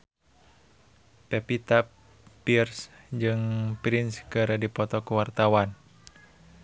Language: Sundanese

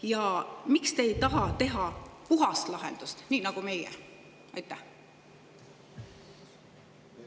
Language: Estonian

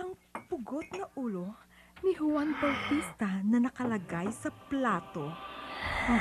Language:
Filipino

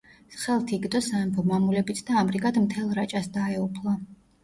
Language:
Georgian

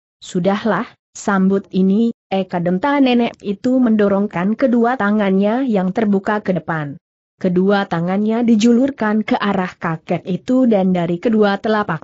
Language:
Indonesian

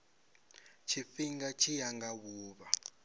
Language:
Venda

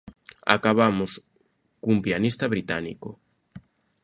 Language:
Galician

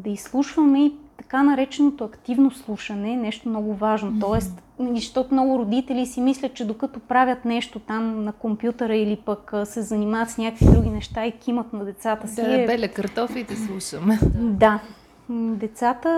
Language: Bulgarian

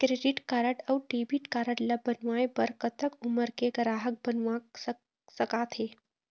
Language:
Chhattisgarhi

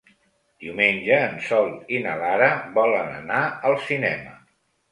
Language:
Catalan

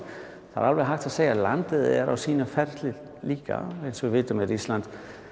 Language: Icelandic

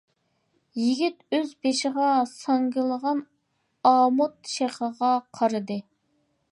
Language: Uyghur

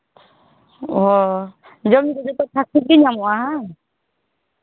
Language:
Santali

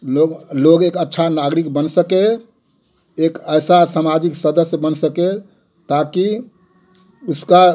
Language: Hindi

